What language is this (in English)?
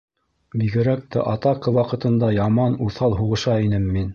Bashkir